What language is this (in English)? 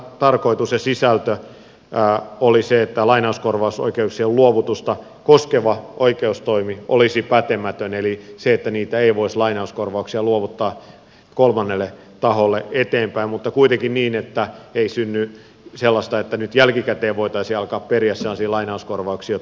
Finnish